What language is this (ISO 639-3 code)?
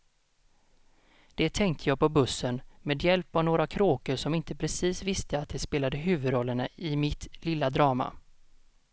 swe